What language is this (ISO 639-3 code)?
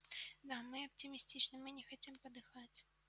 rus